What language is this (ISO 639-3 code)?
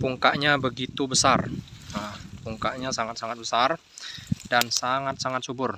ind